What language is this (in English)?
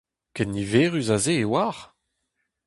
Breton